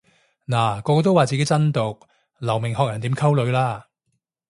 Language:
Cantonese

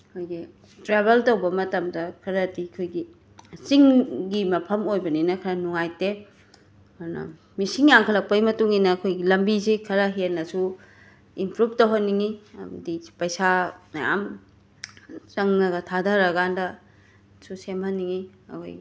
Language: Manipuri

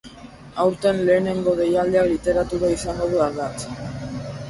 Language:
Basque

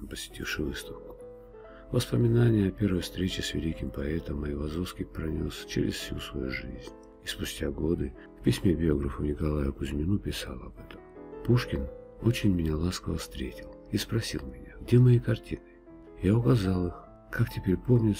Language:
Russian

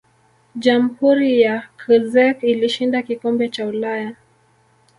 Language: Swahili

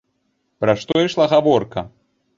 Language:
Belarusian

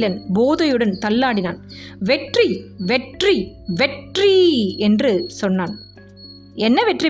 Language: Tamil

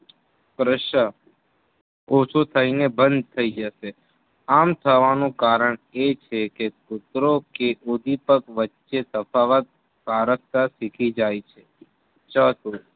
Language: Gujarati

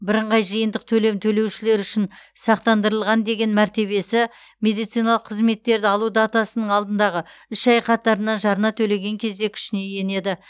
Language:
Kazakh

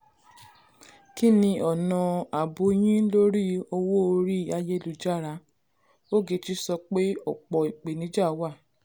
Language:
Yoruba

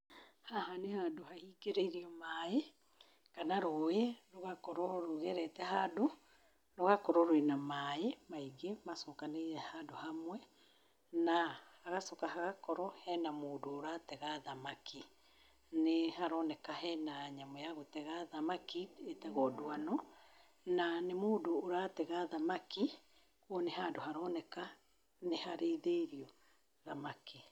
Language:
Kikuyu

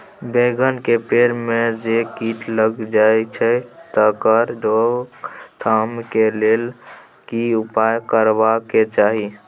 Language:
Maithili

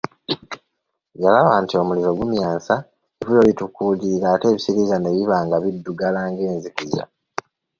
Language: Ganda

